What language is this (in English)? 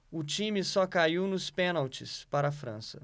Portuguese